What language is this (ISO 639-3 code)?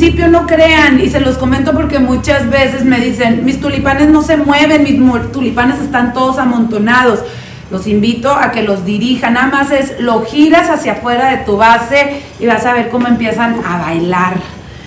spa